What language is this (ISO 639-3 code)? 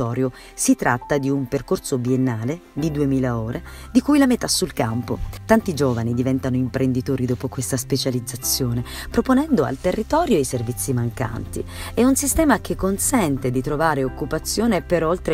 ita